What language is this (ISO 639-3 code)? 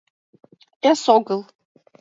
chm